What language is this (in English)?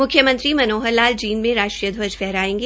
Hindi